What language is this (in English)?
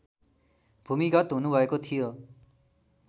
Nepali